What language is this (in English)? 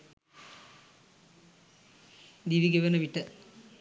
Sinhala